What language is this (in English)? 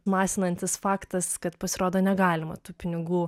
Lithuanian